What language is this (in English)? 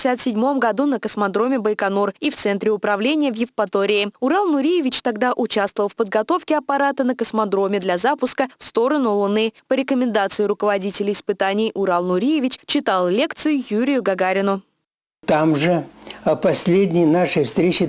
Russian